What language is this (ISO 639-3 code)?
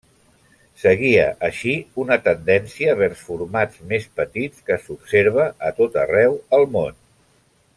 cat